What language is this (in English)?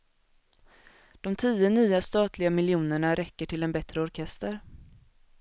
Swedish